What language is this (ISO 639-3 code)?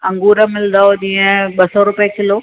snd